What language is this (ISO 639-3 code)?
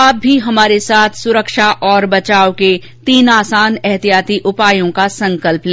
hin